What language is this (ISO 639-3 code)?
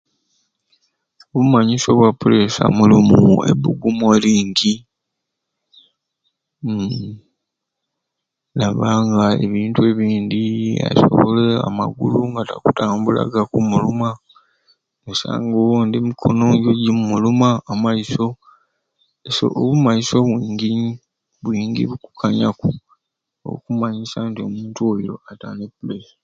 ruc